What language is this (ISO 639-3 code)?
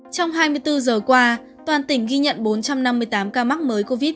vie